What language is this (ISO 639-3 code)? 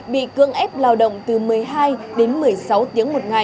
vie